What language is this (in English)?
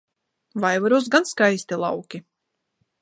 Latvian